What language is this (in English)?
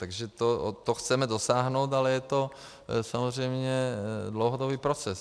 Czech